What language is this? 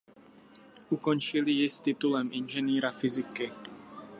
Czech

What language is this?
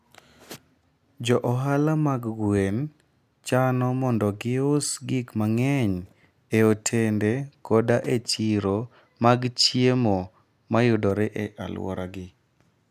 Luo (Kenya and Tanzania)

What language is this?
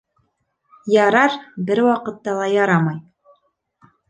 Bashkir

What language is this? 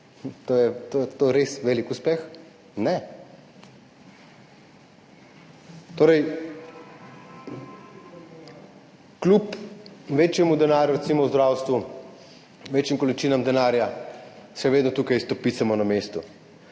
Slovenian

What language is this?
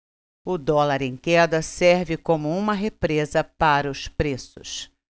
Portuguese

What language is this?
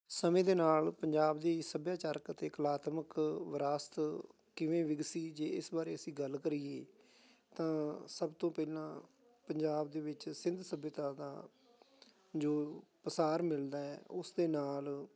Punjabi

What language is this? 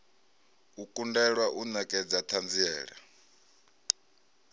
Venda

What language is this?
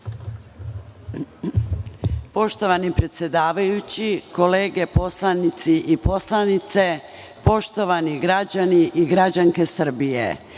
Serbian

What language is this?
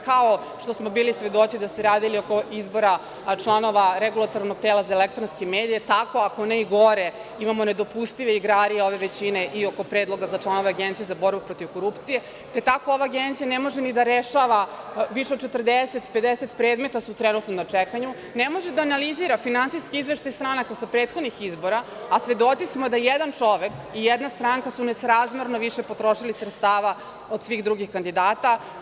Serbian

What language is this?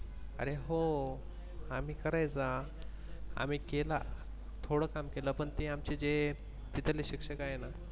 Marathi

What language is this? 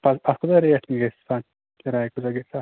Kashmiri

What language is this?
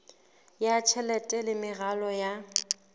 Southern Sotho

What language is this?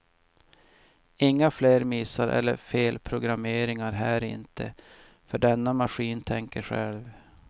Swedish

